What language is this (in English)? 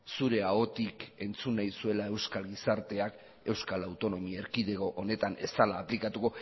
Basque